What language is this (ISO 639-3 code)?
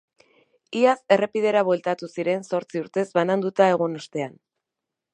eus